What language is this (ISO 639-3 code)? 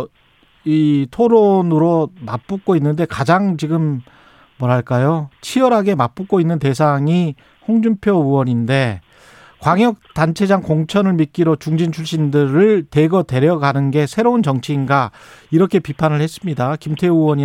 kor